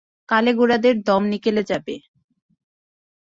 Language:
Bangla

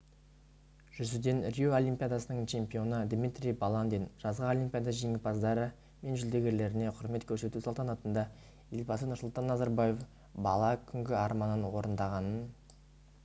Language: Kazakh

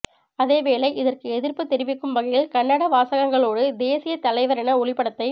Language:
Tamil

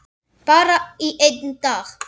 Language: Icelandic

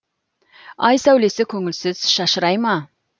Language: Kazakh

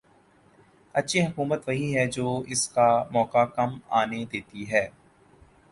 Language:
Urdu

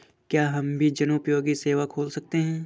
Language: Hindi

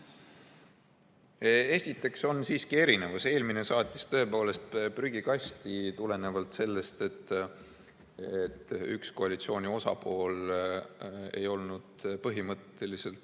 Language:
Estonian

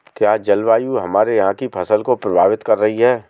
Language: Hindi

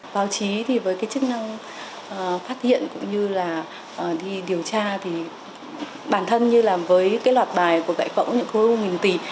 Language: Vietnamese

